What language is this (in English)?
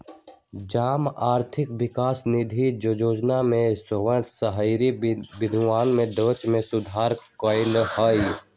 Magahi